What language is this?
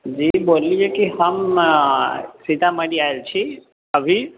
Maithili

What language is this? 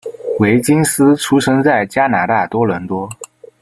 Chinese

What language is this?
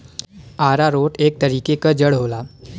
Bhojpuri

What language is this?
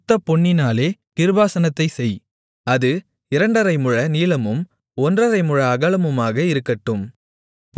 Tamil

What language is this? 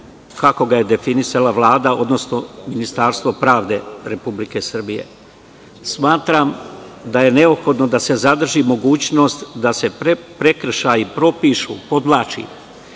Serbian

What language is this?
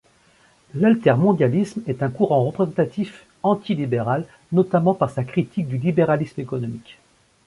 French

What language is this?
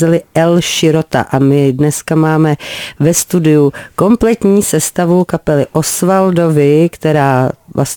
Czech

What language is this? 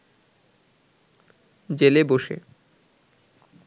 Bangla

